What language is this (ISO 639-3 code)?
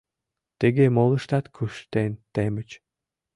chm